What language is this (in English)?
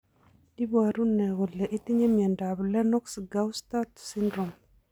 Kalenjin